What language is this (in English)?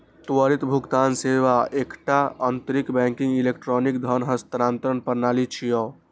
Maithili